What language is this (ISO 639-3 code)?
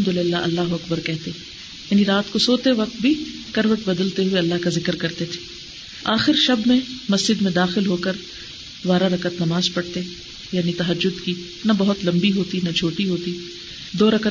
urd